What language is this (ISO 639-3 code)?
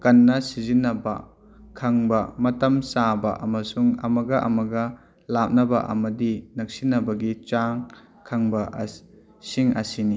mni